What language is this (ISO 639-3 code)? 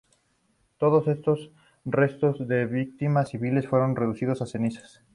spa